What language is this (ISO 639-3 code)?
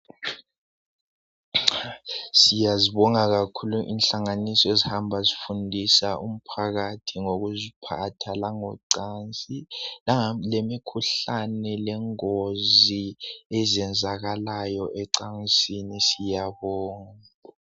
nde